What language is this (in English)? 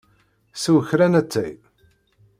Kabyle